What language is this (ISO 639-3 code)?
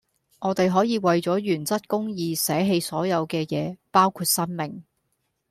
yue